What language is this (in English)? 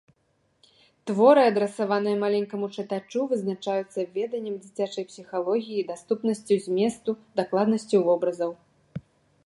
Belarusian